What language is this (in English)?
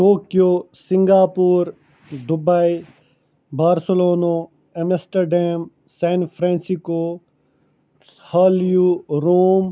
Kashmiri